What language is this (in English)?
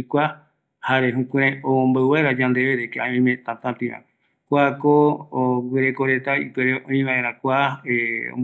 Eastern Bolivian Guaraní